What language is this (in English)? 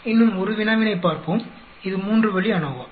Tamil